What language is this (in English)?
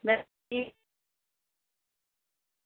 Dogri